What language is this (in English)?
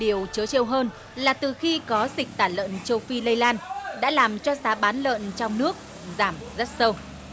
Vietnamese